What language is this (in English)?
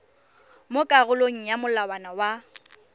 Tswana